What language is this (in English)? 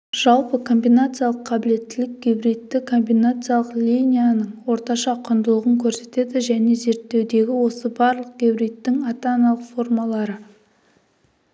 Kazakh